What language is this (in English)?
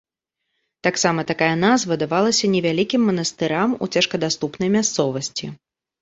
Belarusian